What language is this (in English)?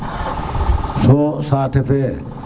Serer